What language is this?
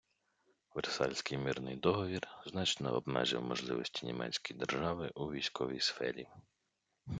Ukrainian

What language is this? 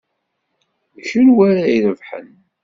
Kabyle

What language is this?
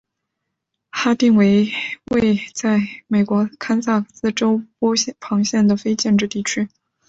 Chinese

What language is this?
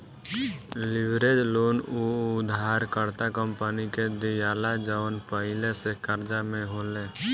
Bhojpuri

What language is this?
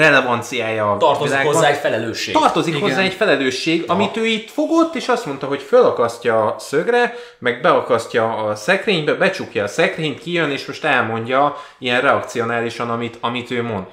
Hungarian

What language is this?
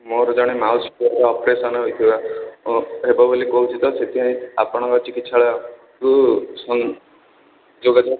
Odia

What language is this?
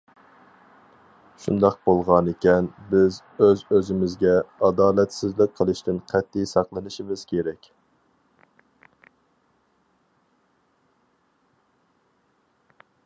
Uyghur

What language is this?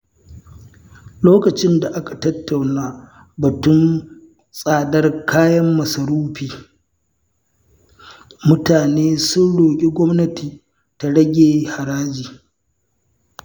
Hausa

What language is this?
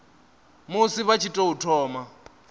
Venda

